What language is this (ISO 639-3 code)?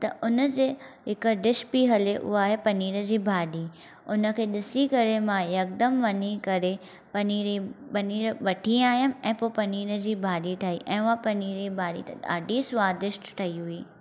snd